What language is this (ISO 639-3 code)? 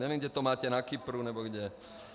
ces